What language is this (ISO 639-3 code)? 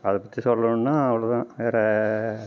tam